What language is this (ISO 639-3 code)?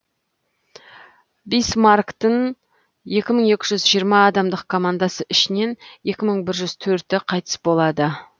kaz